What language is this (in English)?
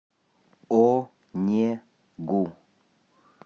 Russian